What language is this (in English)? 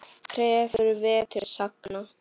Icelandic